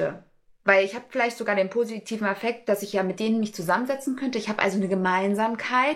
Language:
German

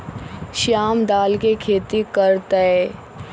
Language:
Magahi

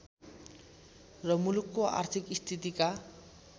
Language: Nepali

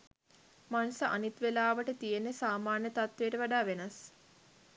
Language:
Sinhala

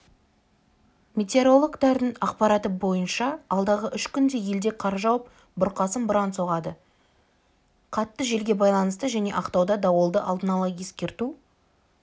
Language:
Kazakh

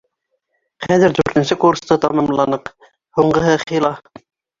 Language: Bashkir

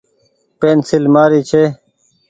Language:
Goaria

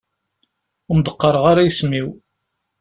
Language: Kabyle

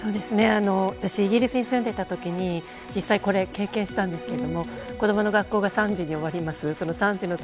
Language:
Japanese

